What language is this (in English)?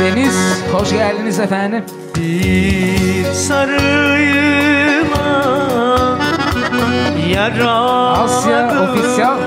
Turkish